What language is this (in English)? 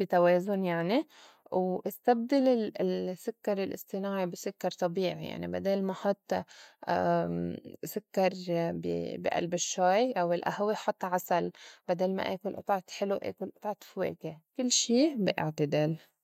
North Levantine Arabic